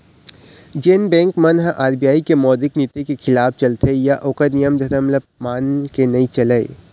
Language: Chhattisgarhi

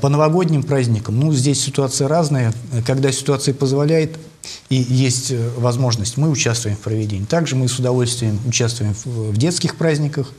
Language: Russian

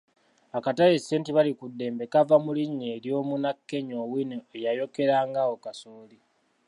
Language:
Ganda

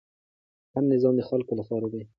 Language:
Pashto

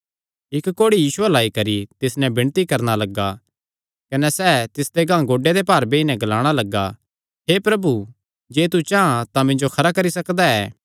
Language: Kangri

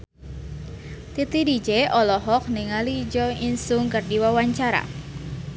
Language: Sundanese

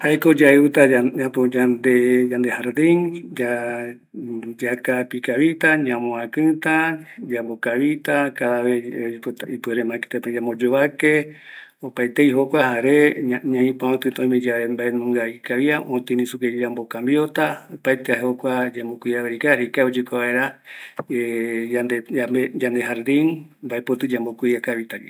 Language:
Eastern Bolivian Guaraní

